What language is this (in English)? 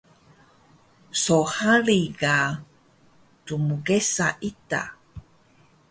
Taroko